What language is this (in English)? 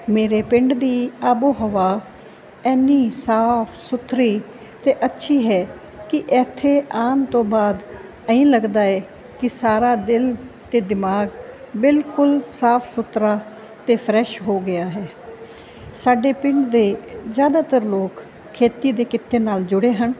Punjabi